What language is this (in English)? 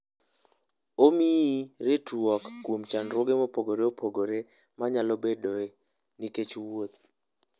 Luo (Kenya and Tanzania)